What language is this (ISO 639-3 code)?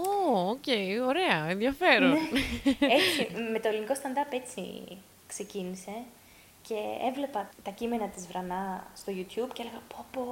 ell